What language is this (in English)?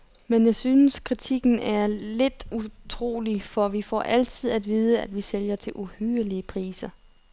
Danish